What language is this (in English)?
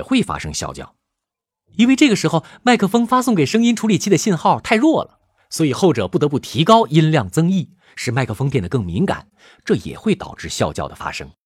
Chinese